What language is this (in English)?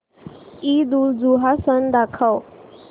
Marathi